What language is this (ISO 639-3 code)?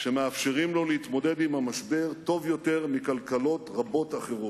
heb